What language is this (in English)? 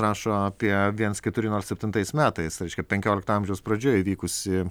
Lithuanian